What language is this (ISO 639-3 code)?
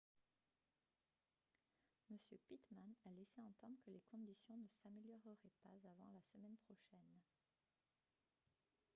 fra